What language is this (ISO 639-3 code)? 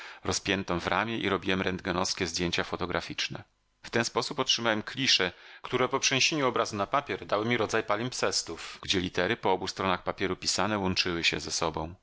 pol